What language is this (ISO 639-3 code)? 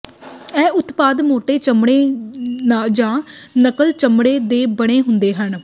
pan